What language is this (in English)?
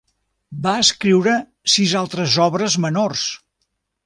Catalan